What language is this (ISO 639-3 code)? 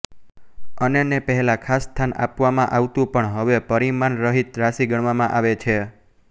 guj